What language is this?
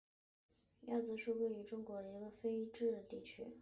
Chinese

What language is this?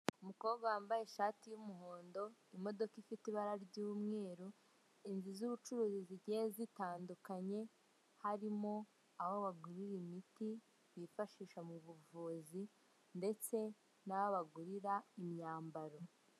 Kinyarwanda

